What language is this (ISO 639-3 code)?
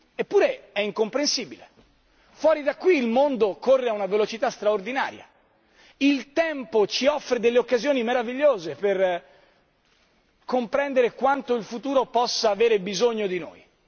ita